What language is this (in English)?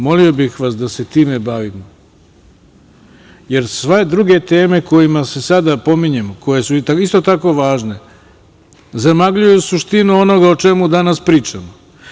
Serbian